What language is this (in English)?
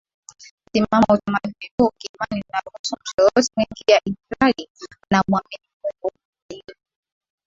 Swahili